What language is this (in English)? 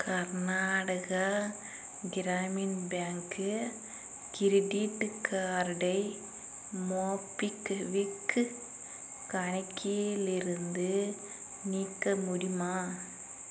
Tamil